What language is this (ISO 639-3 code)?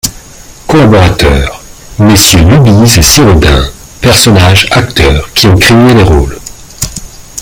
fra